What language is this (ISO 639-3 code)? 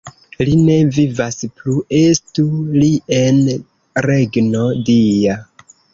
epo